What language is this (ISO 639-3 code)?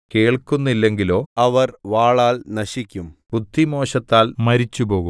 mal